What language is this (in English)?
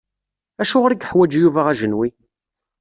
Kabyle